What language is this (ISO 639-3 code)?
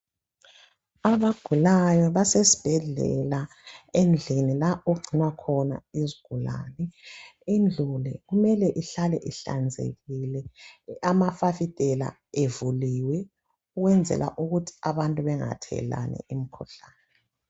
nde